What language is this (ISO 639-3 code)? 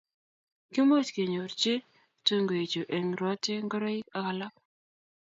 kln